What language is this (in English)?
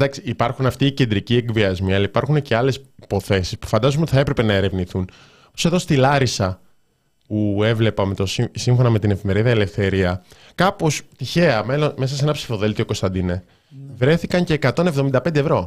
Greek